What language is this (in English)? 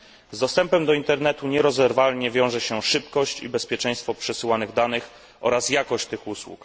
Polish